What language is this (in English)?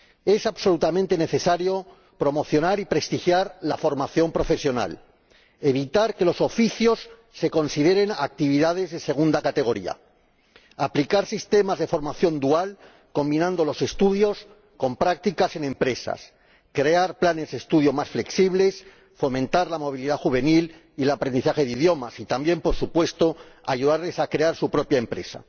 Spanish